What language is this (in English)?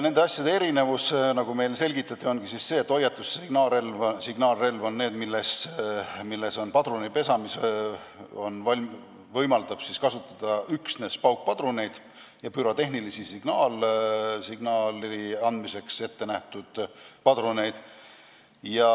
Estonian